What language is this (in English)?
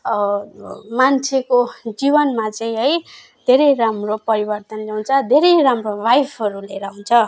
Nepali